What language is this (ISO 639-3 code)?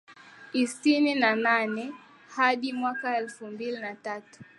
swa